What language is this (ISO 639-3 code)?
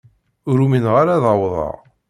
kab